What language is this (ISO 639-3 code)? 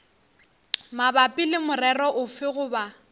nso